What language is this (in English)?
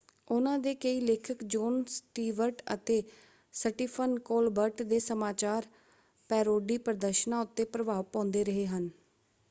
Punjabi